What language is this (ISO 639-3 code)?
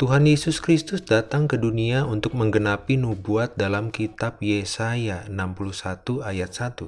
ind